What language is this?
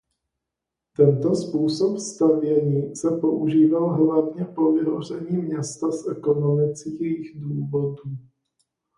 Czech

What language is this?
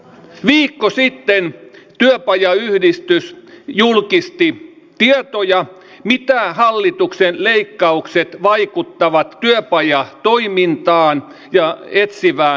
Finnish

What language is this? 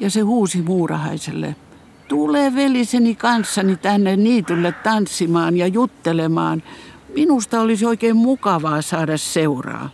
Finnish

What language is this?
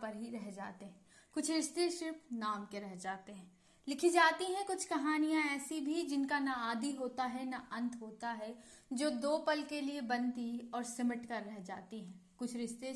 Hindi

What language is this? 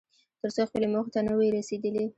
Pashto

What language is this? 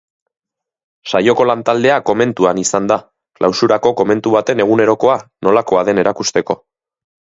Basque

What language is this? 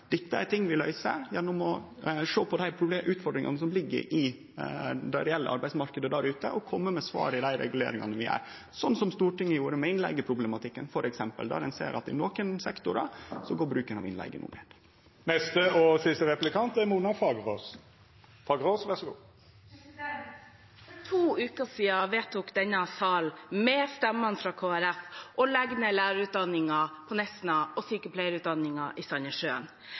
Norwegian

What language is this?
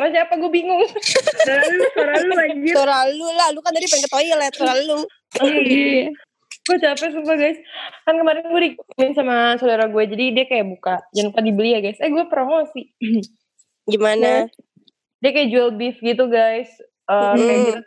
Indonesian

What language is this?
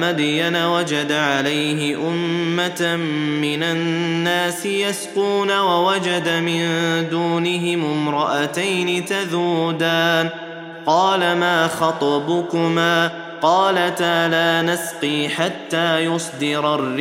Arabic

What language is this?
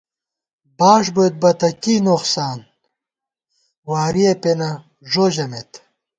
Gawar-Bati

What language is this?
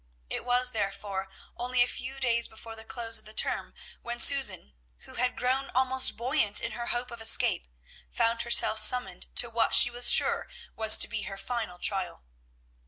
English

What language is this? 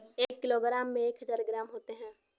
Hindi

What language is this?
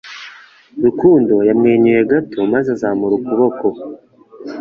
Kinyarwanda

